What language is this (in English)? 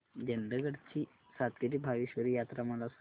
Marathi